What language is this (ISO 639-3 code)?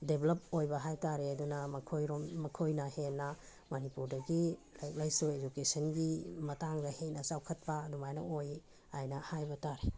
mni